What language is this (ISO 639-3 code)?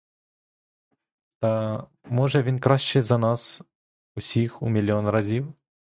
ukr